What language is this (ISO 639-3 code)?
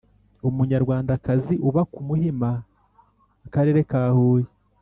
kin